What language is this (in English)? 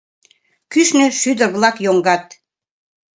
Mari